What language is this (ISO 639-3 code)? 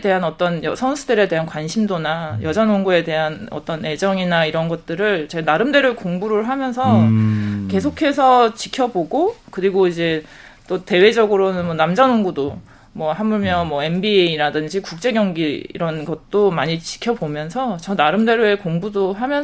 kor